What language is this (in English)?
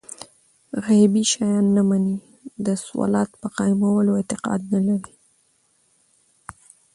Pashto